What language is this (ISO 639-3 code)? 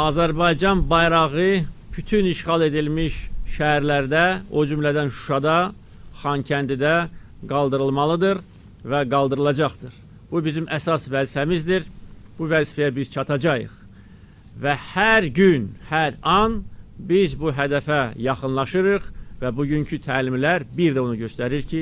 tur